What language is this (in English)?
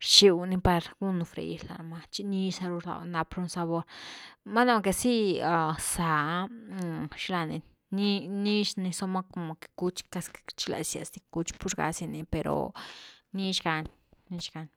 Güilá Zapotec